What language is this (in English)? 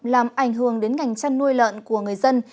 Vietnamese